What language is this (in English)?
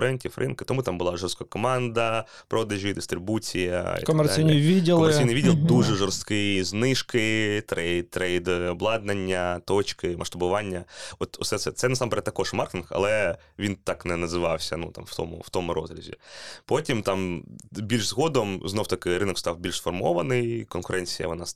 Ukrainian